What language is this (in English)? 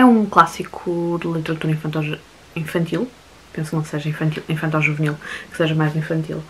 Portuguese